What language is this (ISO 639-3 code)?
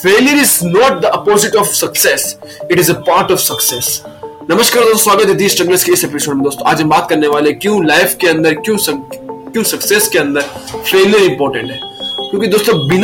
hin